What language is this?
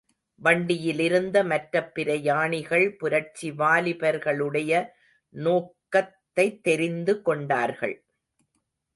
Tamil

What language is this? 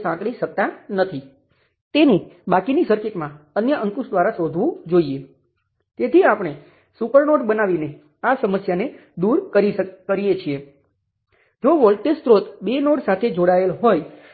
Gujarati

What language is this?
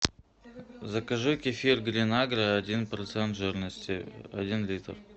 Russian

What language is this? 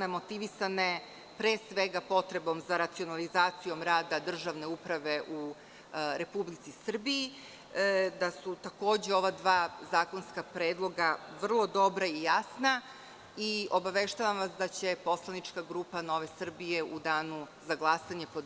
Serbian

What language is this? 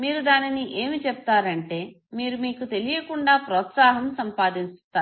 Telugu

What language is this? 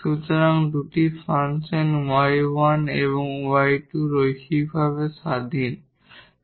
Bangla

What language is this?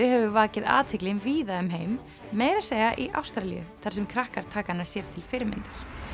Icelandic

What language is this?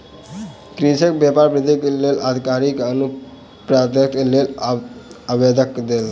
Maithili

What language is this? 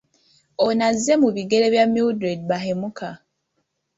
Ganda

